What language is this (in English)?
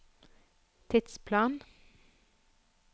Norwegian